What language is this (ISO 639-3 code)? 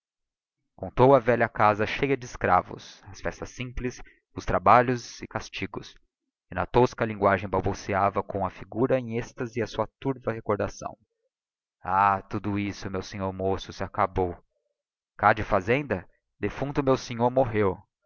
por